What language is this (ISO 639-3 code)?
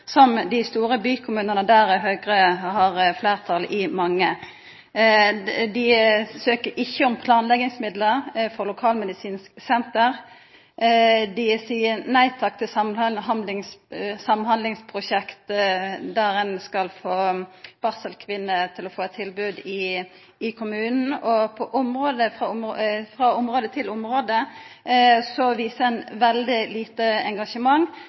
nno